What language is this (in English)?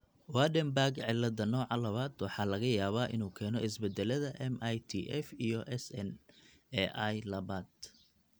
Somali